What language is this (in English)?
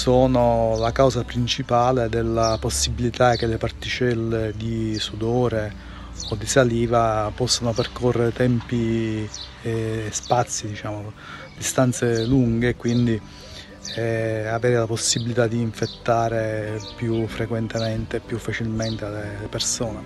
Italian